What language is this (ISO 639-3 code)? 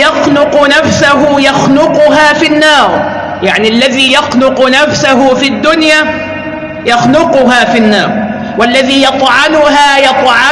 ara